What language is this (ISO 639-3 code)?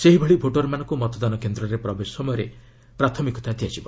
ori